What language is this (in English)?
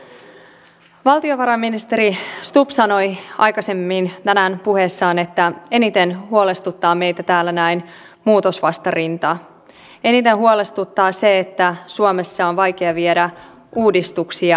Finnish